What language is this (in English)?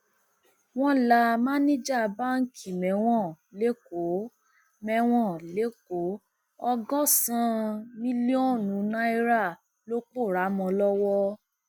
Yoruba